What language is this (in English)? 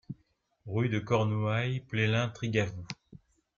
French